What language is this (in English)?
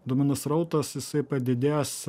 Lithuanian